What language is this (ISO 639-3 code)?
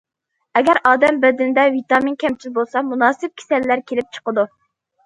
uig